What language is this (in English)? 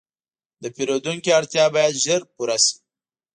Pashto